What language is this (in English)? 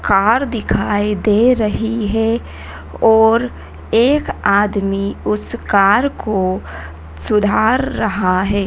Hindi